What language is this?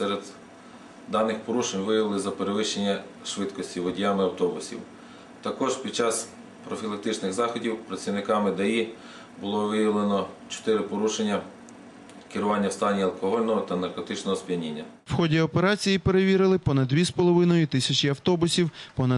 Ukrainian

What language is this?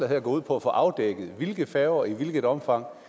Danish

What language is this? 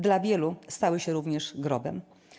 Polish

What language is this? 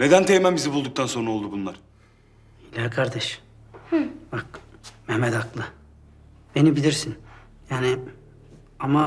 Turkish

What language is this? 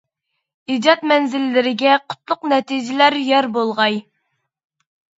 Uyghur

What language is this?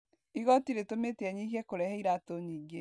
Kikuyu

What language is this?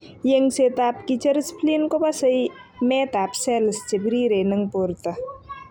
Kalenjin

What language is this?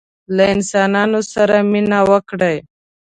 Pashto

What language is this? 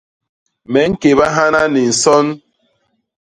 Basaa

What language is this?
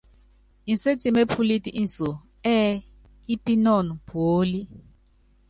Yangben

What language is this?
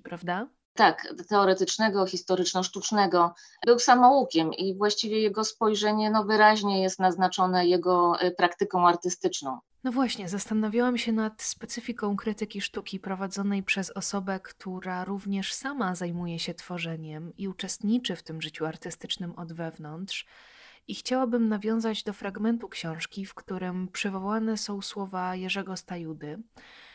Polish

